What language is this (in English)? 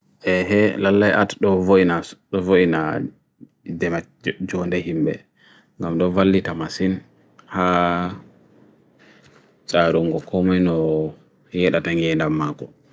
Bagirmi Fulfulde